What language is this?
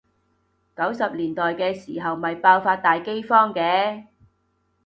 Cantonese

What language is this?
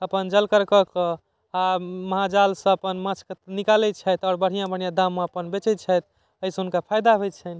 Maithili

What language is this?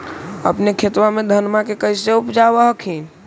Magahi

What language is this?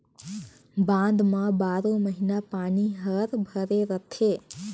Chhattisgarhi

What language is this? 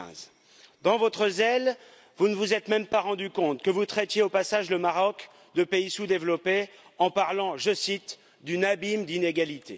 French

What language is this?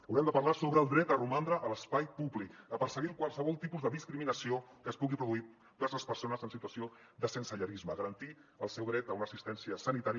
Catalan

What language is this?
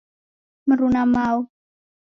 Taita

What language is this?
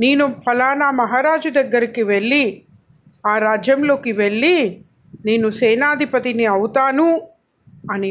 Telugu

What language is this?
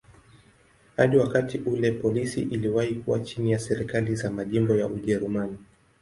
Swahili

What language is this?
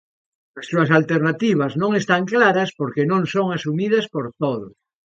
Galician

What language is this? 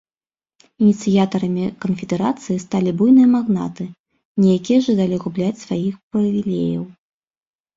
Belarusian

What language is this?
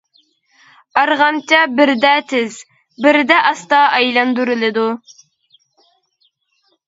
Uyghur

